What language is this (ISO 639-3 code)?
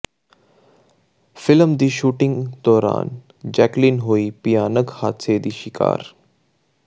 pan